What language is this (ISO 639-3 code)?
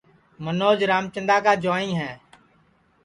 ssi